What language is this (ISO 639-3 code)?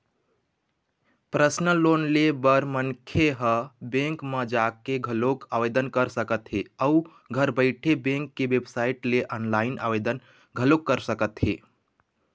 hne